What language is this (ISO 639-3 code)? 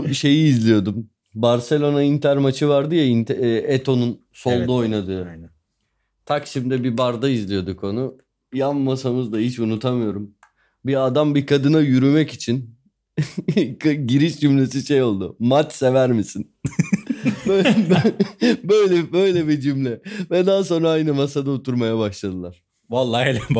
tur